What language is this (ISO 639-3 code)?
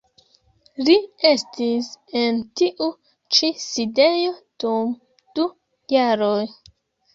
epo